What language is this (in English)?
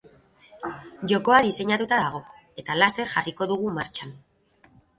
Basque